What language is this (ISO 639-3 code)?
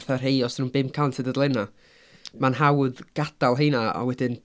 cym